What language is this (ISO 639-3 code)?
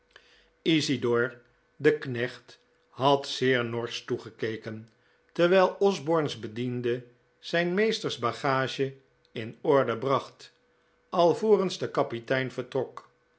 nld